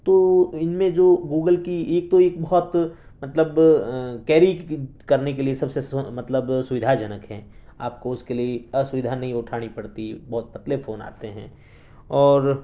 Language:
Urdu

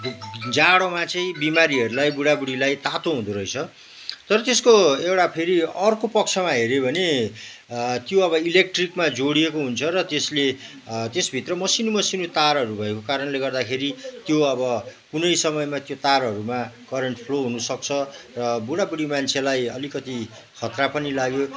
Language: Nepali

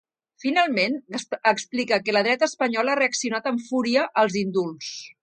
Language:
Catalan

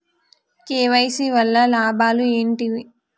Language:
Telugu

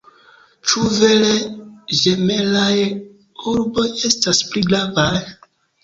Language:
Esperanto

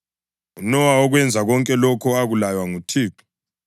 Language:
North Ndebele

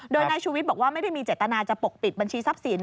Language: Thai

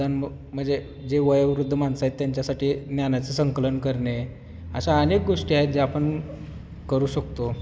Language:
Marathi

